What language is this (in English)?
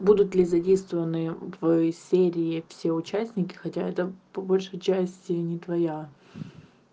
Russian